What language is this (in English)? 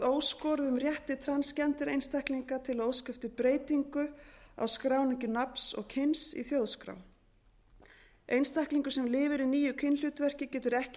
Icelandic